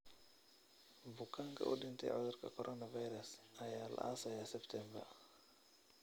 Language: Somali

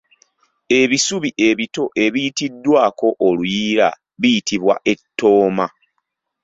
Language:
Ganda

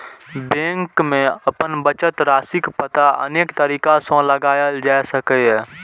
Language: Maithili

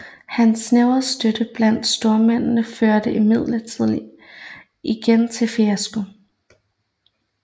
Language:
Danish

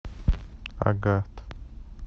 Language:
Russian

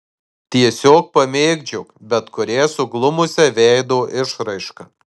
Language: Lithuanian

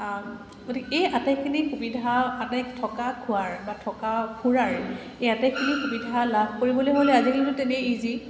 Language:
Assamese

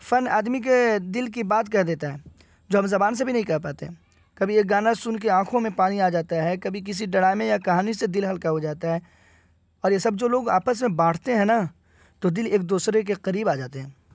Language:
Urdu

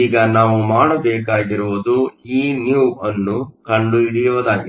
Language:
Kannada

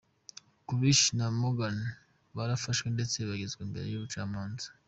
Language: Kinyarwanda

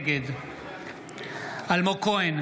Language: Hebrew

